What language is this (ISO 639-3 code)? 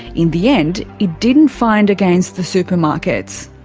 eng